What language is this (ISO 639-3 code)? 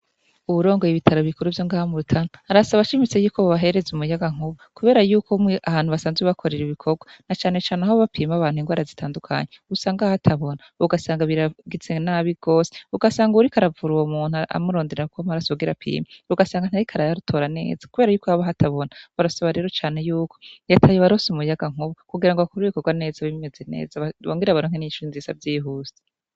run